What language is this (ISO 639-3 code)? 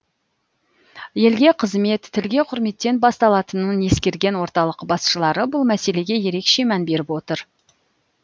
kaz